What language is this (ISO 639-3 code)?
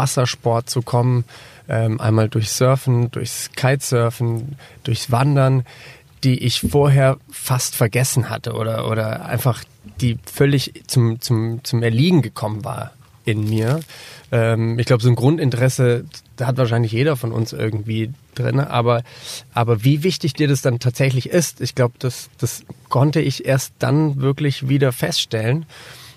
deu